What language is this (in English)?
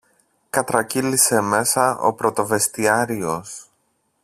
Greek